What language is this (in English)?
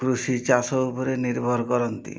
Odia